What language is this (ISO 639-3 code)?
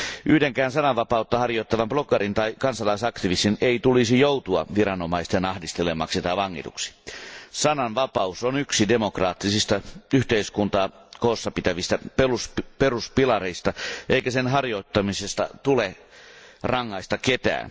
fin